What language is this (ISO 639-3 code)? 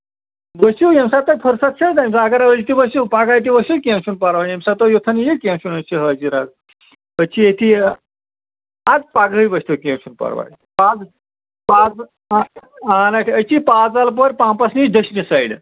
kas